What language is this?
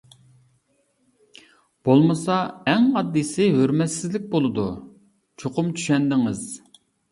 Uyghur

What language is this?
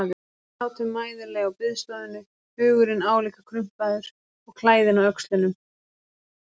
Icelandic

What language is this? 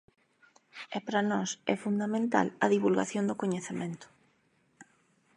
Galician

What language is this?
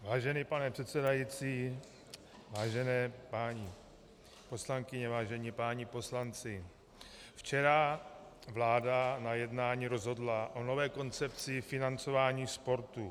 Czech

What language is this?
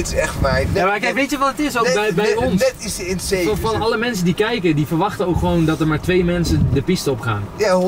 Dutch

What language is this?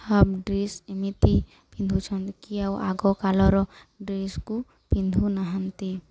Odia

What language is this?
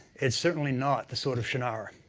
English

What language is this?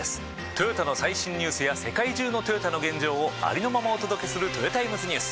Japanese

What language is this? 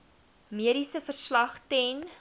Afrikaans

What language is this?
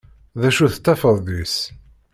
Kabyle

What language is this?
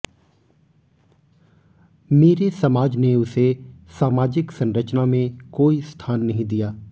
Hindi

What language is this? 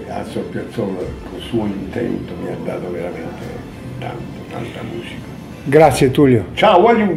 Italian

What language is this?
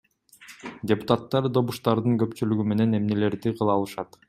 Kyrgyz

